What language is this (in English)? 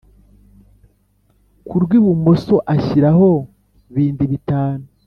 Kinyarwanda